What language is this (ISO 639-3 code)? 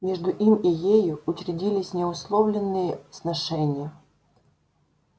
rus